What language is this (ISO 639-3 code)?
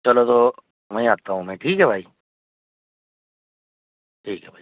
urd